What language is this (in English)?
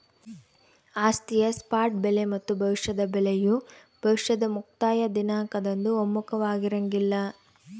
Kannada